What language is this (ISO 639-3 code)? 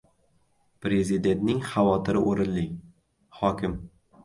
uzb